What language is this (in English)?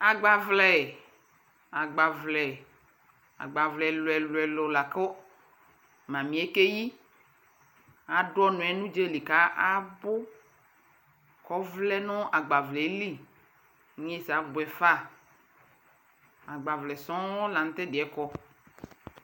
Ikposo